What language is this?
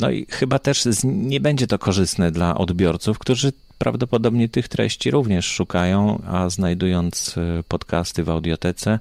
Polish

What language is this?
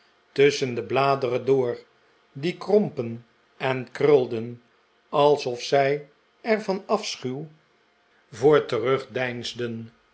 Dutch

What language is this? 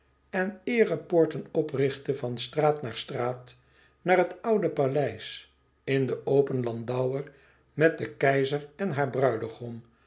Dutch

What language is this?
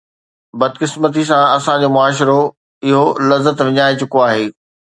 Sindhi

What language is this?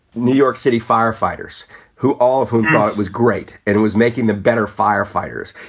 English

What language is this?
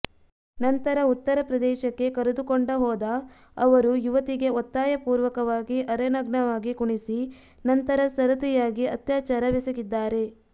Kannada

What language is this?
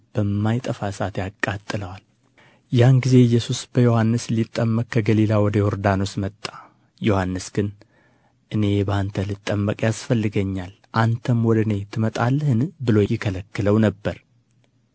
Amharic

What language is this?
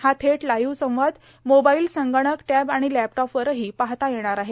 Marathi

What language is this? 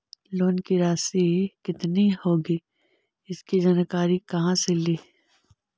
Magahi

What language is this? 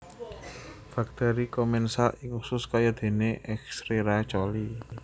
Javanese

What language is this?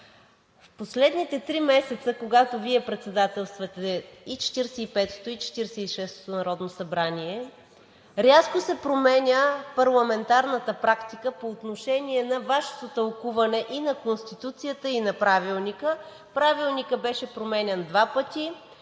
Bulgarian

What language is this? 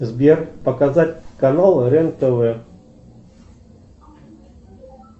Russian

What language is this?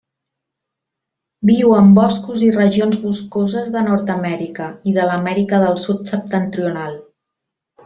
Catalan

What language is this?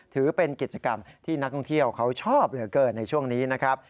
Thai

